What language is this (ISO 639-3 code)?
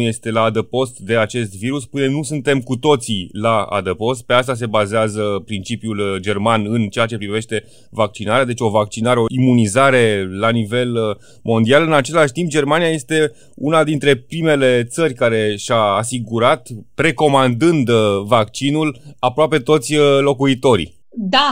ron